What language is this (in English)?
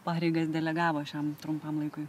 Lithuanian